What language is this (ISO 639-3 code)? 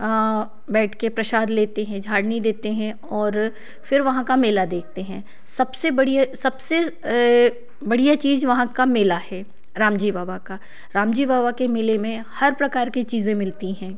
hin